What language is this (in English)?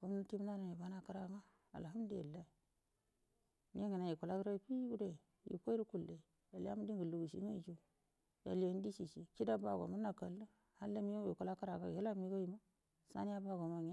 Buduma